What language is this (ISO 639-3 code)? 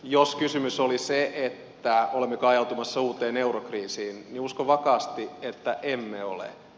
fin